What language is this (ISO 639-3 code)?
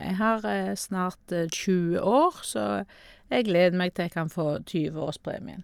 nor